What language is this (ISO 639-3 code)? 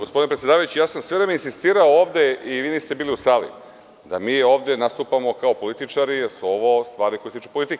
srp